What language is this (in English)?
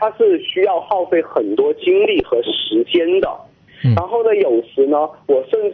Chinese